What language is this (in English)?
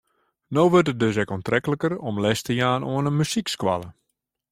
Western Frisian